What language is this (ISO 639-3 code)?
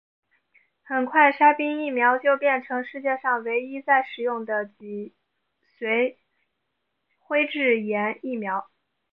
zho